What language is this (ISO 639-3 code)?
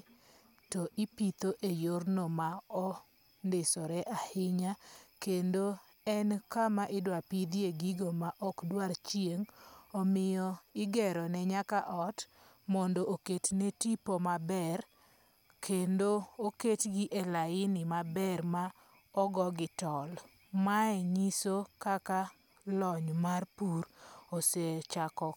luo